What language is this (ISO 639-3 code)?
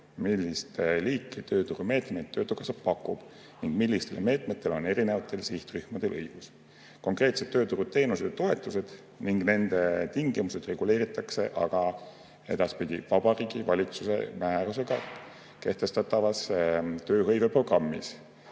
est